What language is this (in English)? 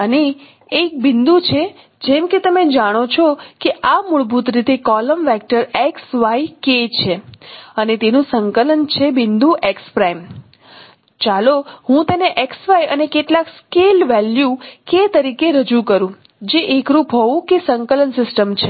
Gujarati